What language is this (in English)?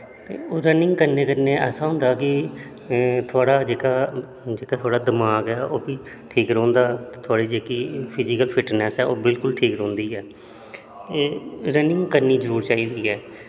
Dogri